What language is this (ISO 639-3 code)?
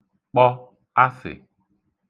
ibo